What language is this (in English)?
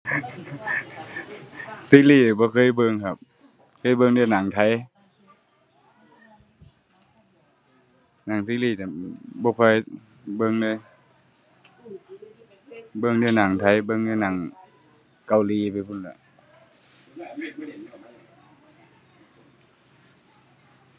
Thai